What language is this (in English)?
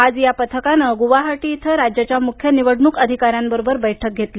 Marathi